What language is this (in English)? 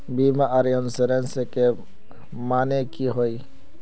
Magahi